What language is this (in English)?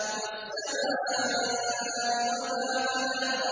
Arabic